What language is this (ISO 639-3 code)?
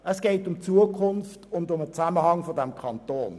gsw